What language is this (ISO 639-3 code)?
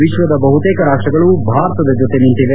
kan